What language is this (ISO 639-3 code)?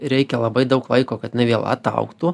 lit